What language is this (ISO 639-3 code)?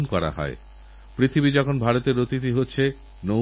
ben